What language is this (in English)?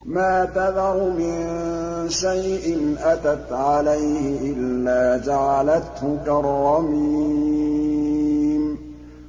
Arabic